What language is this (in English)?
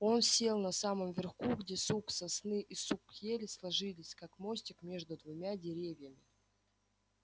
Russian